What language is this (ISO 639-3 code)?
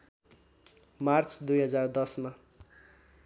nep